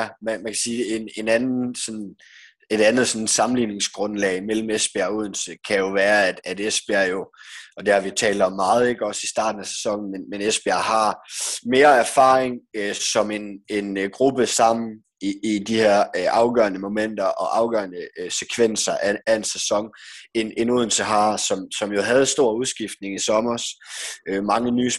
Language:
Danish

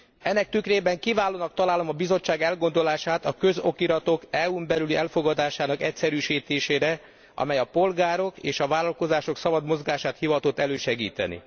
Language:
Hungarian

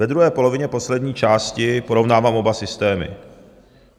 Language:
Czech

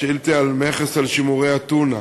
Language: Hebrew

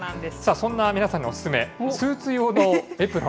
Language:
Japanese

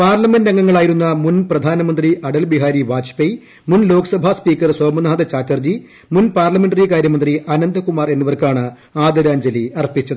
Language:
Malayalam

